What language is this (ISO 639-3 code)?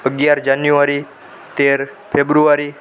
guj